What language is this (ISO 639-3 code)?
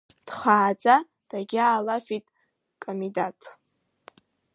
abk